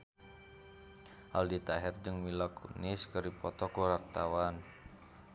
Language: Sundanese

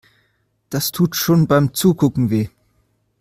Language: German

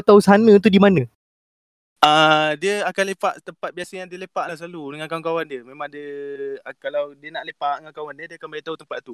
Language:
Malay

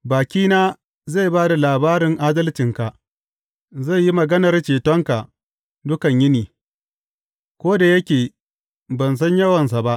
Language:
Hausa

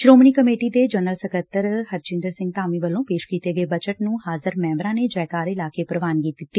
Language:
Punjabi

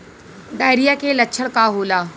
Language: Bhojpuri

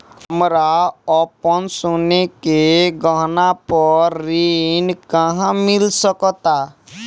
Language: Bhojpuri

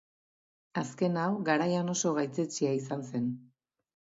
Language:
Basque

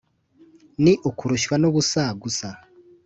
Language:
Kinyarwanda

